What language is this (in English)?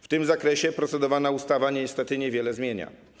Polish